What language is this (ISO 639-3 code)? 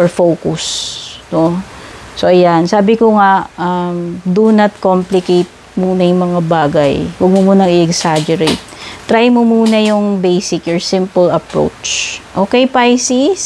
fil